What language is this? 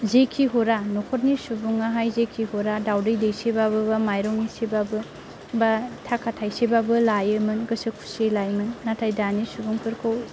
Bodo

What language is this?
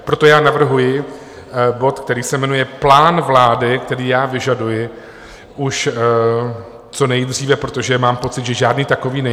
Czech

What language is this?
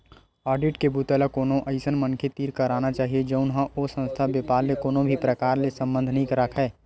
Chhattisgarhi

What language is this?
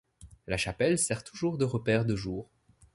French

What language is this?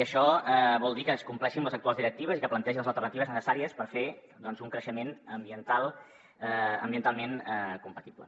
Catalan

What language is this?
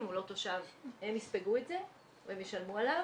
Hebrew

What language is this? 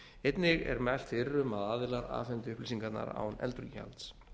Icelandic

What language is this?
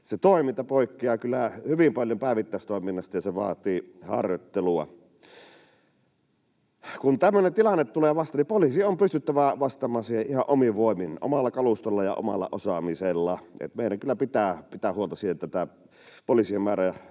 Finnish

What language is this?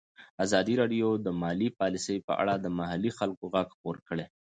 Pashto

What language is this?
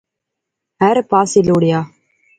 Pahari-Potwari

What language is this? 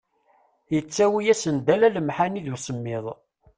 Kabyle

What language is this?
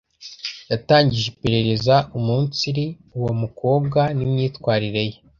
Kinyarwanda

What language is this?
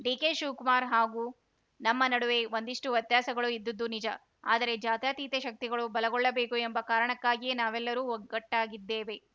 Kannada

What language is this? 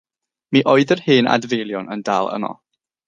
Welsh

